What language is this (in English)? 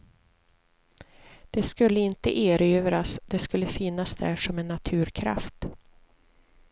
Swedish